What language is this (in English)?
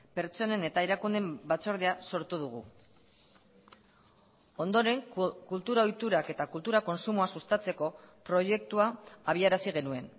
Basque